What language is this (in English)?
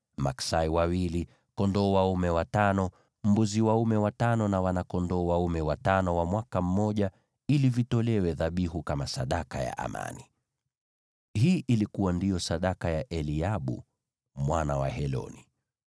Swahili